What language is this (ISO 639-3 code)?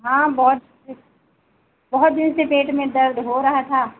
hin